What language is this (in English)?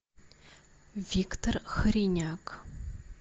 Russian